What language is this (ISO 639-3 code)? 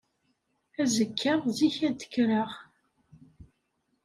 kab